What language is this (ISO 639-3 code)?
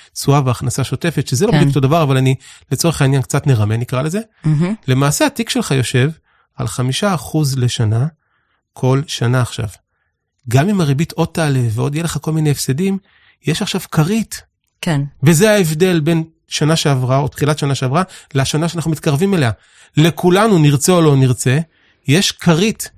heb